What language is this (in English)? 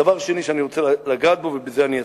Hebrew